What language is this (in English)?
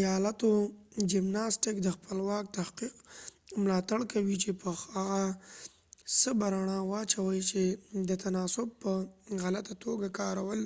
Pashto